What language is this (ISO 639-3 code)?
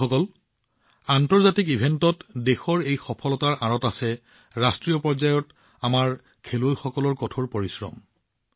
asm